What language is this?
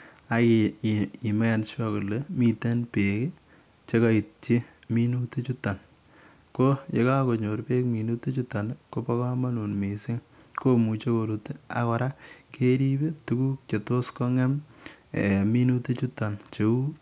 Kalenjin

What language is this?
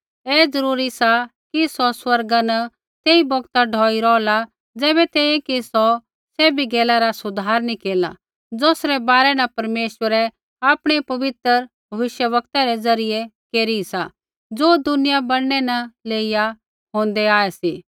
Kullu Pahari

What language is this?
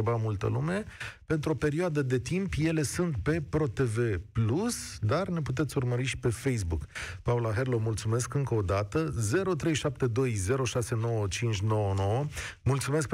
Romanian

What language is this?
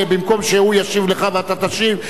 Hebrew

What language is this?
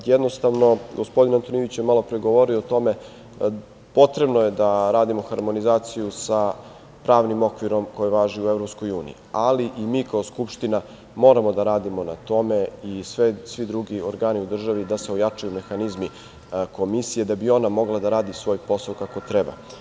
Serbian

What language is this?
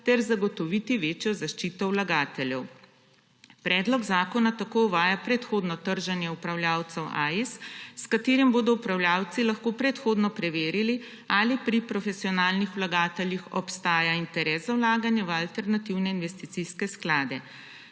Slovenian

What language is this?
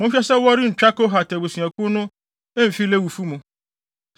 Akan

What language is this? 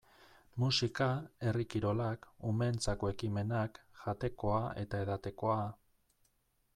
Basque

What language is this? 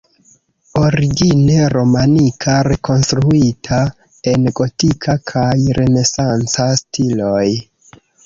Esperanto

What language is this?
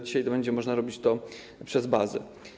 Polish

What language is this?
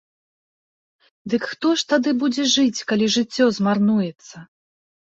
Belarusian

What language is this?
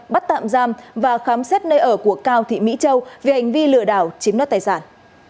Vietnamese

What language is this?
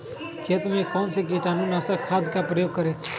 Magahi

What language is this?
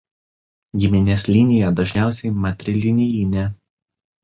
Lithuanian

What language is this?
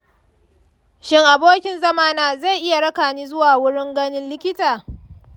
Hausa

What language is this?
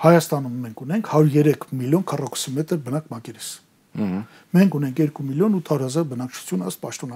Romanian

